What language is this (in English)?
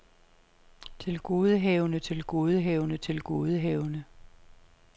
Danish